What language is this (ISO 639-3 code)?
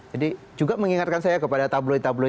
ind